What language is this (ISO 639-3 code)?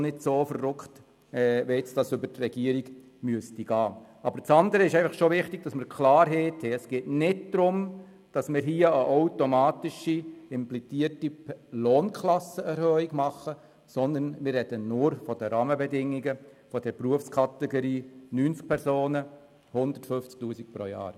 gsw